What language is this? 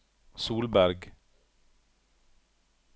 Norwegian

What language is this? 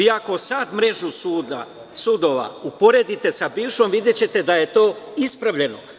Serbian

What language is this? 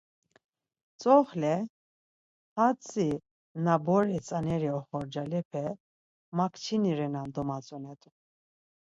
Laz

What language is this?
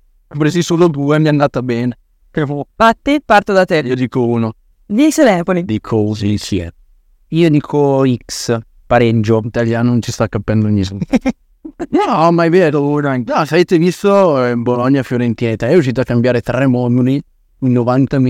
Italian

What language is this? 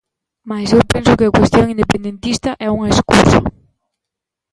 Galician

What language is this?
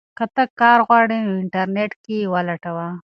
Pashto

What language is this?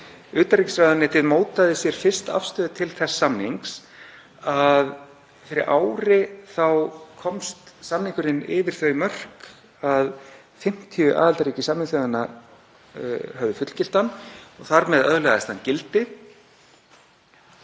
Icelandic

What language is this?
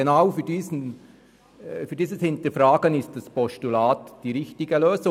Swiss German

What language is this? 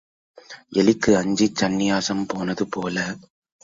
Tamil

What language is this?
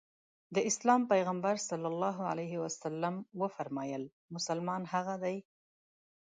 Pashto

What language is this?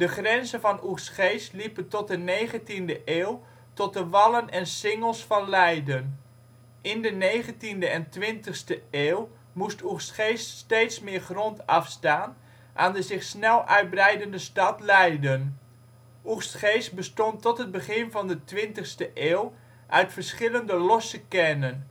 Dutch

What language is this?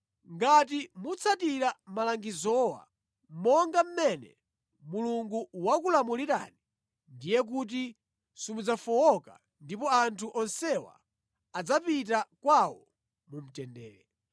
Nyanja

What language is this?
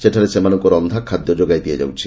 Odia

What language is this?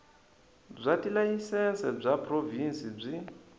Tsonga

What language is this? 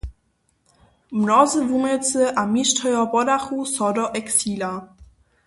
Upper Sorbian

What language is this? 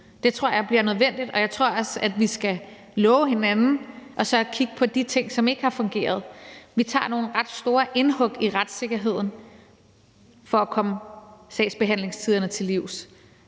Danish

